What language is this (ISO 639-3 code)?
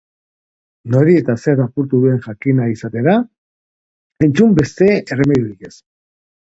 eus